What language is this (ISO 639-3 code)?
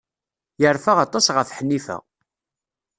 kab